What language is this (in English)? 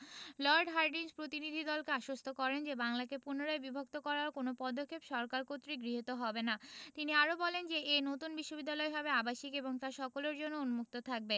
Bangla